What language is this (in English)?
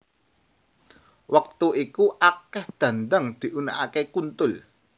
Javanese